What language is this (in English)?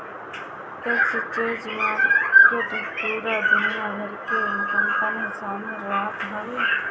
Bhojpuri